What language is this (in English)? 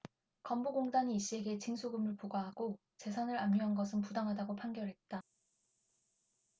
Korean